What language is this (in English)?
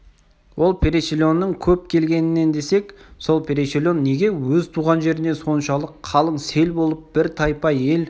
Kazakh